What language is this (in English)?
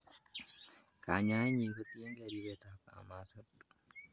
Kalenjin